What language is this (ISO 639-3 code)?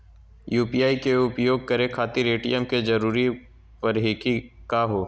mag